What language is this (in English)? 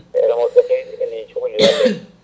Fula